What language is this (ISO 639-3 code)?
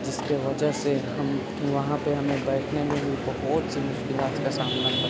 urd